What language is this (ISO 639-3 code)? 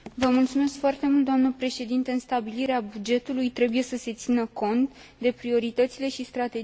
ron